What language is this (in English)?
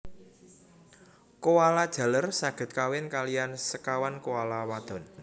Javanese